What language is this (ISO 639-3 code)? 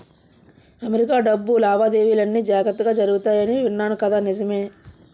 tel